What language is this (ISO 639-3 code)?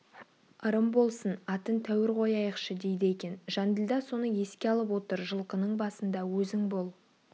kaz